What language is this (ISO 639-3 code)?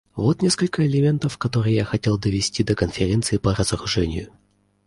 rus